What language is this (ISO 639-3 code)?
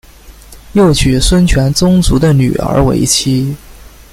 zho